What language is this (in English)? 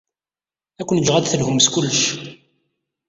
Kabyle